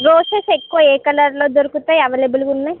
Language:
Telugu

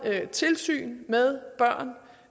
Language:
Danish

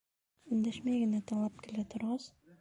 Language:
Bashkir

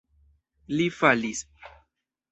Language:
Esperanto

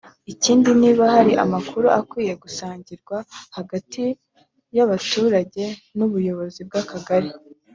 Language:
Kinyarwanda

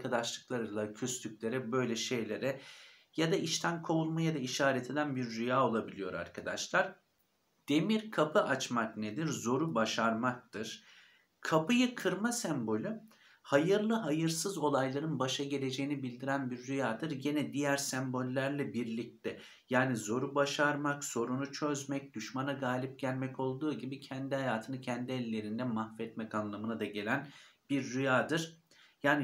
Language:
Turkish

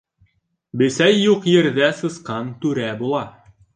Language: Bashkir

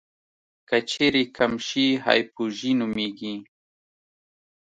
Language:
Pashto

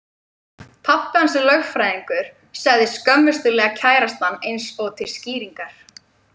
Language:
Icelandic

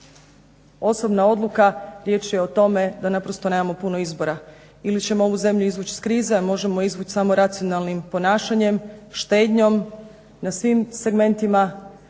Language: Croatian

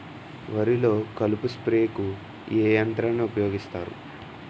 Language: Telugu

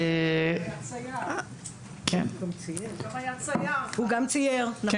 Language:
Hebrew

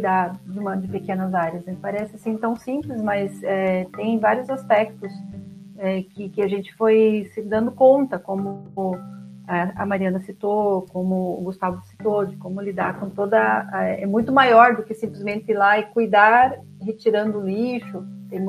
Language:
Portuguese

